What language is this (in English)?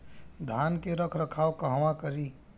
Bhojpuri